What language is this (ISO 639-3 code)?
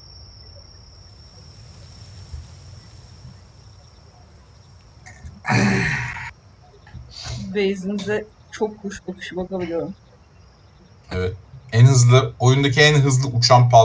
tur